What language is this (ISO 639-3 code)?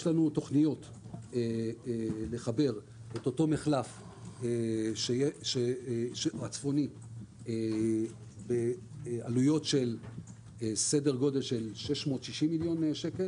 heb